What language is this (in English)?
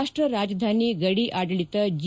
Kannada